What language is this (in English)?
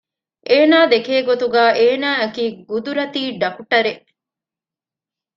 Divehi